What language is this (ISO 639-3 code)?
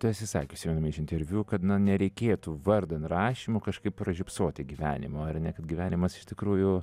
lit